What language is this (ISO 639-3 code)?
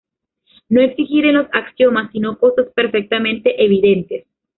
spa